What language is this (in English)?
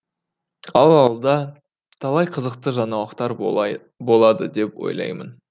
Kazakh